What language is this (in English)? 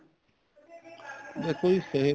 Punjabi